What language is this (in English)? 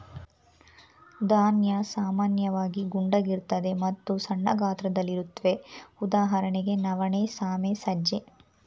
Kannada